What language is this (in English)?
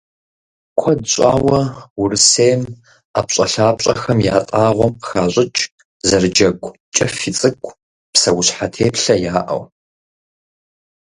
Kabardian